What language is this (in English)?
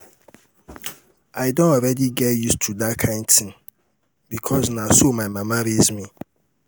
Nigerian Pidgin